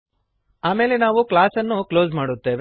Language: Kannada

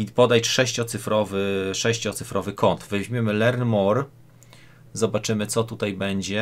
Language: Polish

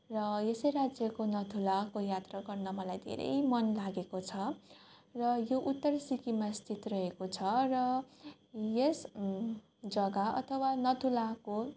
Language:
Nepali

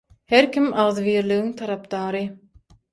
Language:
Turkmen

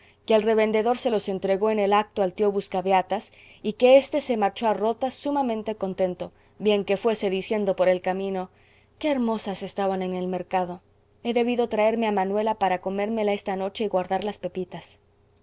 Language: Spanish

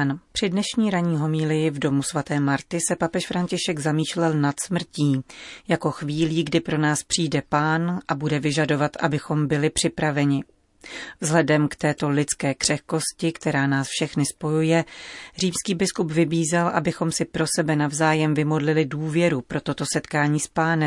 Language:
Czech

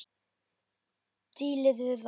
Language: Icelandic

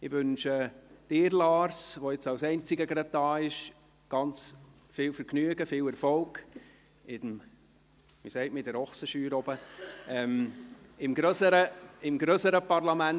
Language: Swiss German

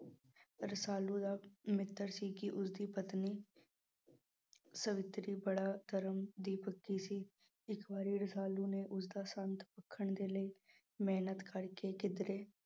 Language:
Punjabi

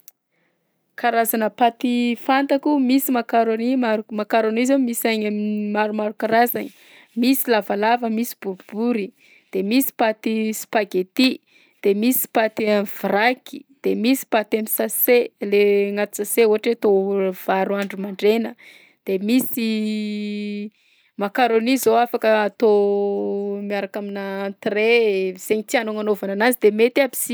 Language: Southern Betsimisaraka Malagasy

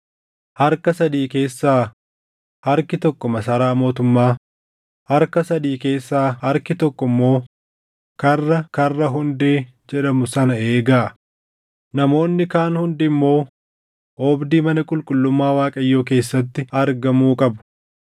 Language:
Oromo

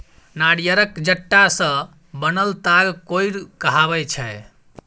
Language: Maithili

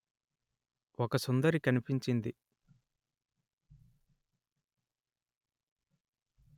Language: Telugu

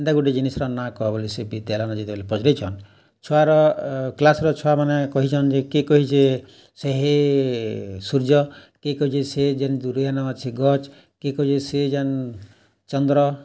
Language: Odia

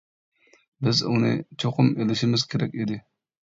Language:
Uyghur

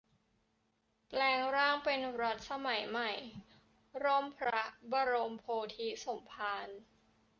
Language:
Thai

